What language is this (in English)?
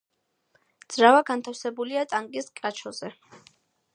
Georgian